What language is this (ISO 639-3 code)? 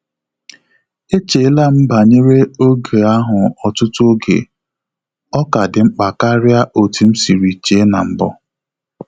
ibo